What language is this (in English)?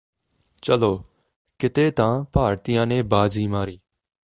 Punjabi